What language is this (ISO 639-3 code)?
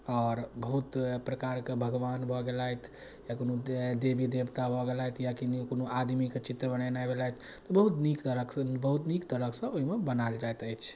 mai